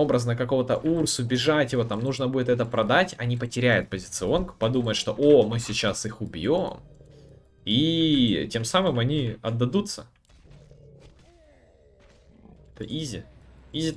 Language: Russian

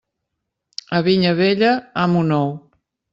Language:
Catalan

